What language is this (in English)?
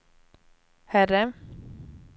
Swedish